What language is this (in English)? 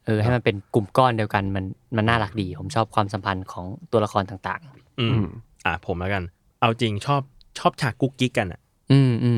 Thai